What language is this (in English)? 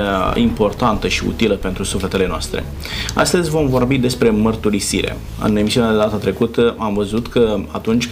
Romanian